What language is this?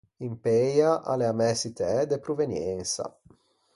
Ligurian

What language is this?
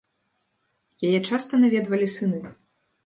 Belarusian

